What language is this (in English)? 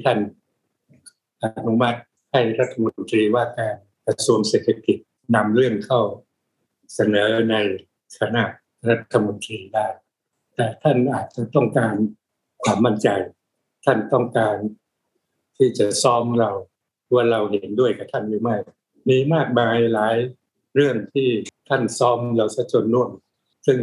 Thai